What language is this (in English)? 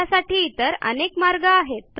Marathi